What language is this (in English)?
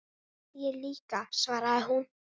Icelandic